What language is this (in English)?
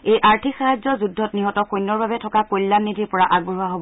Assamese